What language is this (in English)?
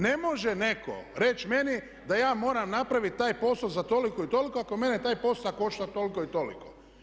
Croatian